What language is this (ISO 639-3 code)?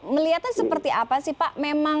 ind